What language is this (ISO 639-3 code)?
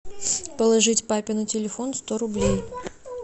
rus